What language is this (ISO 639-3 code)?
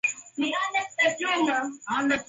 swa